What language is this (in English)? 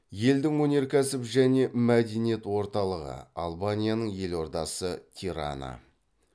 Kazakh